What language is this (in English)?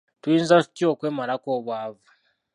Ganda